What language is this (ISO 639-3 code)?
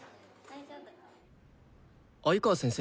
jpn